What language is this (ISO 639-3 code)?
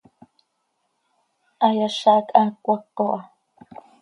sei